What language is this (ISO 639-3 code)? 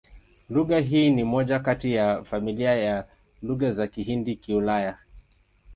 swa